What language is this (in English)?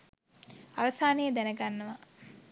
Sinhala